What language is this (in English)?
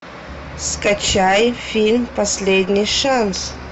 Russian